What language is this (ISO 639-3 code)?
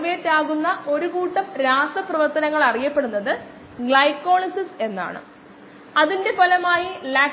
mal